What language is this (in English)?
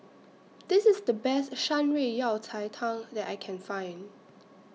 English